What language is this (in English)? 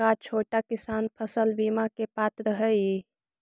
Magahi